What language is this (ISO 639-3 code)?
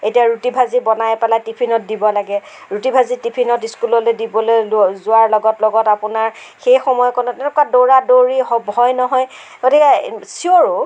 asm